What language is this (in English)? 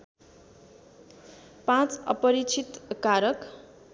Nepali